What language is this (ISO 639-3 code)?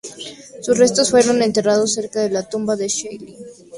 spa